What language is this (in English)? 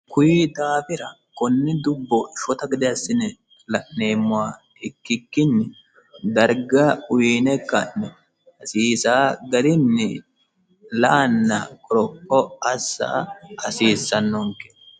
Sidamo